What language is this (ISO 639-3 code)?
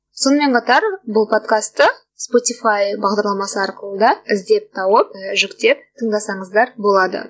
kaz